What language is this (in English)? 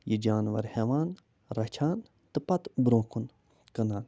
Kashmiri